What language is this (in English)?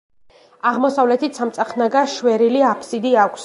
Georgian